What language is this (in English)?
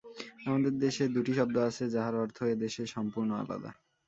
Bangla